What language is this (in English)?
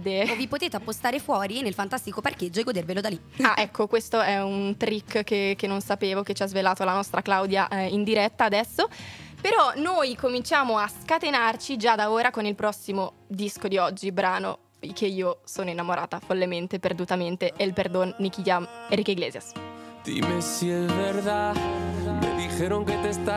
Italian